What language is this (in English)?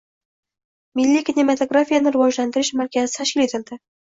Uzbek